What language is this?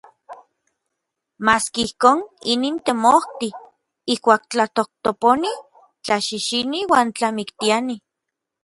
Orizaba Nahuatl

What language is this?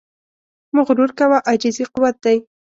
Pashto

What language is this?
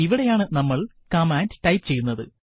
Malayalam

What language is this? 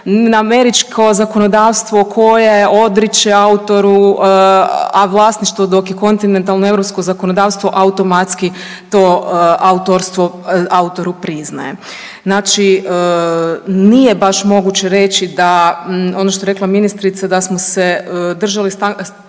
Croatian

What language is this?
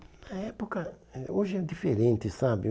Portuguese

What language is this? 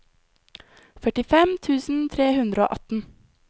Norwegian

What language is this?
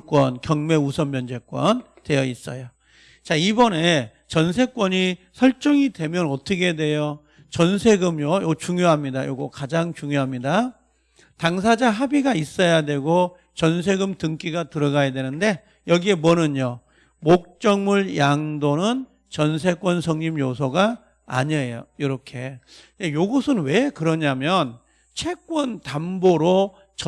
Korean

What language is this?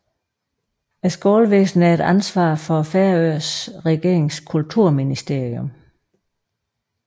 Danish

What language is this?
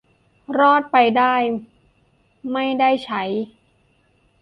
Thai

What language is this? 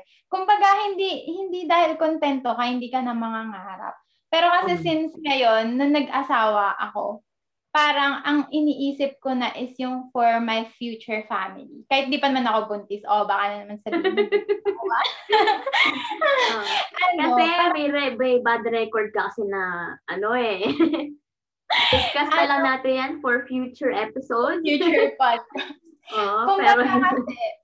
Filipino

